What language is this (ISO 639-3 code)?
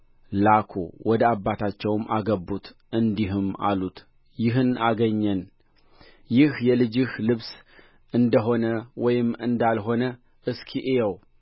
amh